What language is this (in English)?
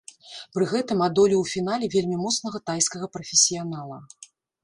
Belarusian